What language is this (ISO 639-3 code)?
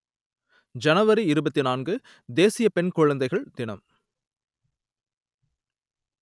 tam